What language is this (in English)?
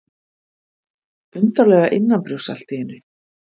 Icelandic